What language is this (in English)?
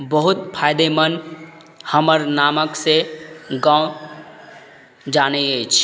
Maithili